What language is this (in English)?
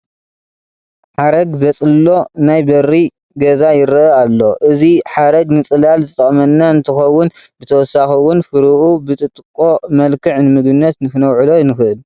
Tigrinya